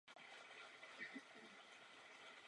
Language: Czech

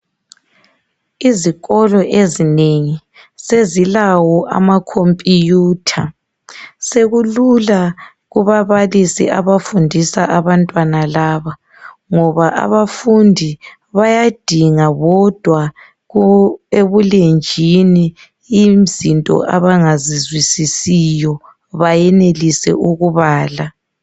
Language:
North Ndebele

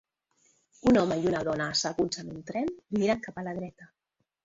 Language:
Catalan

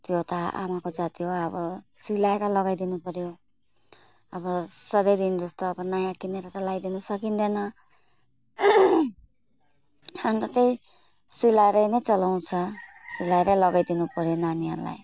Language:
Nepali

